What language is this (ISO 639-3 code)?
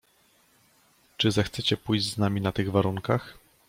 pol